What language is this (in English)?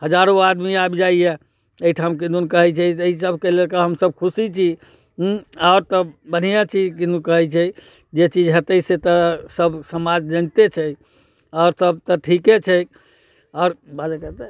Maithili